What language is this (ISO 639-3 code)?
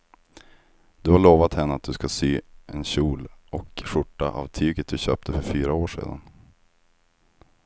swe